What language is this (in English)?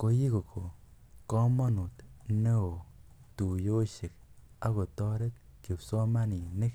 Kalenjin